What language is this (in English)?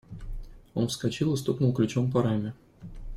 Russian